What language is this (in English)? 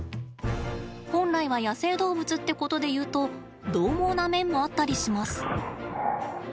Japanese